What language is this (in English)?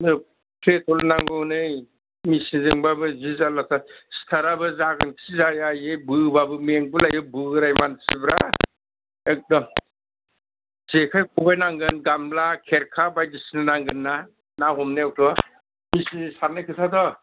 Bodo